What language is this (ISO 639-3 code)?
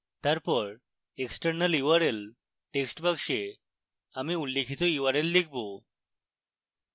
ben